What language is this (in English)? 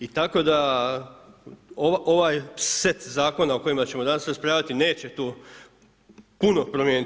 Croatian